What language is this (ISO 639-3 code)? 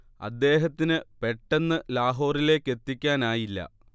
mal